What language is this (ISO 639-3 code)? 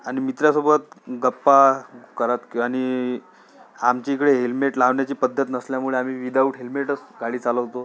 mar